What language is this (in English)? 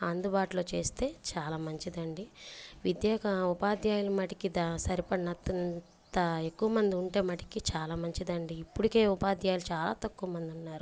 Telugu